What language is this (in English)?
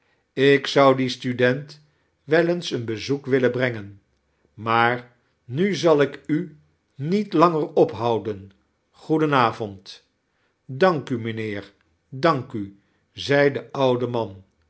Dutch